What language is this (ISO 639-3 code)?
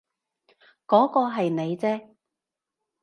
yue